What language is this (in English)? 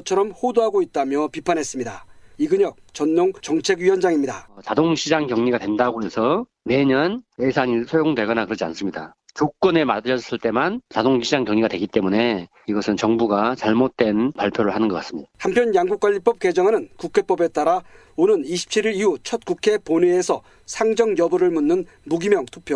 Korean